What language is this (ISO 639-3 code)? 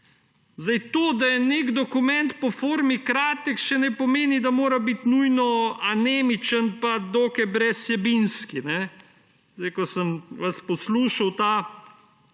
slv